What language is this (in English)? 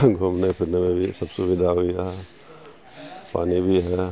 Urdu